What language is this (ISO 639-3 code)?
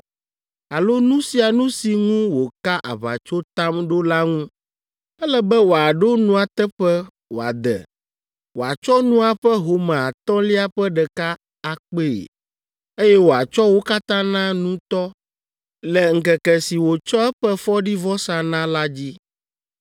ewe